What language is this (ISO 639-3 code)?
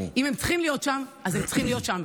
heb